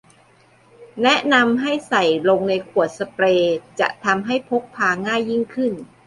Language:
Thai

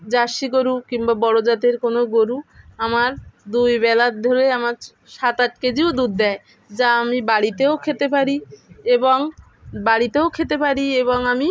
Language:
Bangla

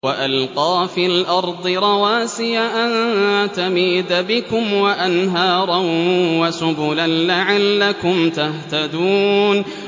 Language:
Arabic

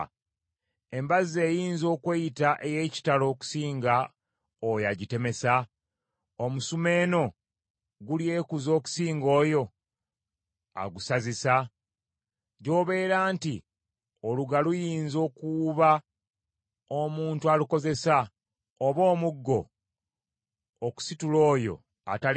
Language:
Ganda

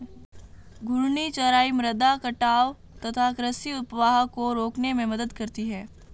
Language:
Hindi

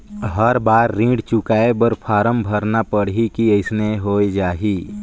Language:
Chhattisgarhi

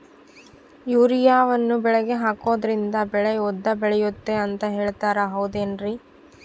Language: Kannada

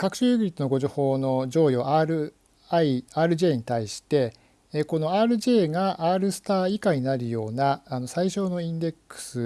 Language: Japanese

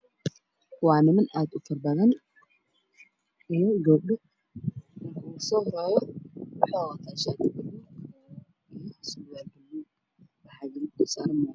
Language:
Somali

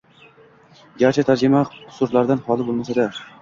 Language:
Uzbek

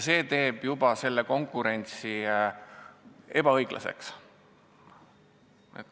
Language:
Estonian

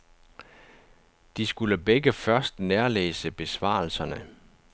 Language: Danish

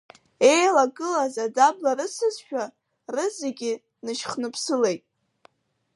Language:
Abkhazian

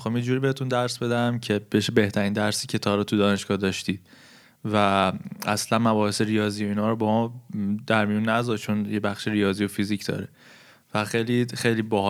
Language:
Persian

